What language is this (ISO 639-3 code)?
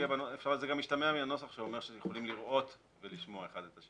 heb